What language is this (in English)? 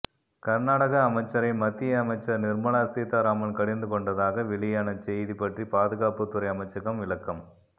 Tamil